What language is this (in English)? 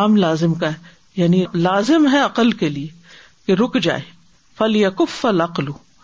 Urdu